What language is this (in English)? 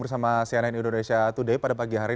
Indonesian